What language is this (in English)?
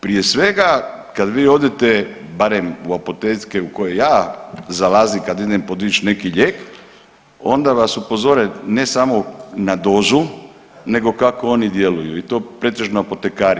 Croatian